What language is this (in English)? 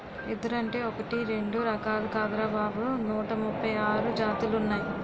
Telugu